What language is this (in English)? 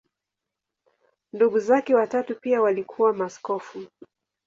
Swahili